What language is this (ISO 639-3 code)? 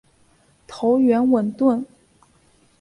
zho